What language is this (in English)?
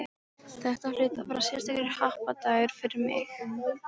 Icelandic